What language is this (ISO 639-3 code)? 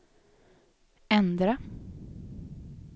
swe